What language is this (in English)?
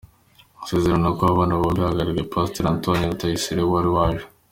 Kinyarwanda